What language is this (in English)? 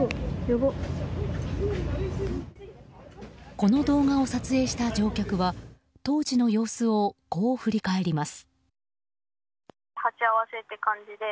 Japanese